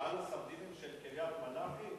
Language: Hebrew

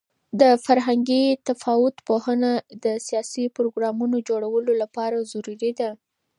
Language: Pashto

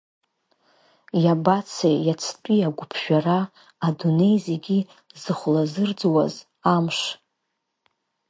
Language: Abkhazian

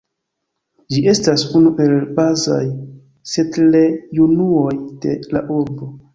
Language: Esperanto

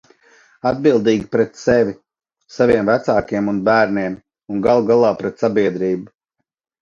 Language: Latvian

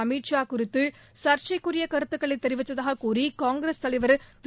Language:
Tamil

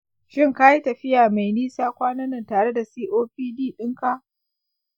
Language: Hausa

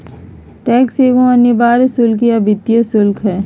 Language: Magahi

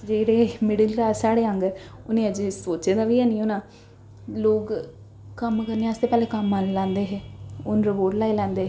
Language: Dogri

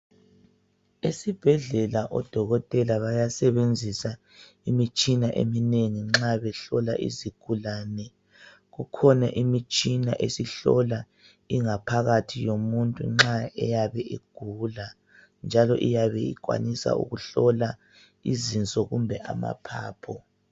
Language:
North Ndebele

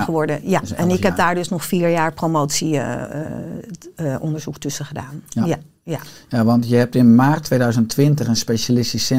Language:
Dutch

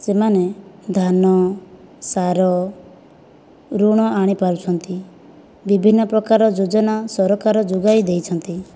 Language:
Odia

